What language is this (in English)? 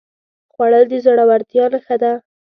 Pashto